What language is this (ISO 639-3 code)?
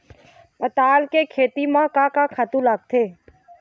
hne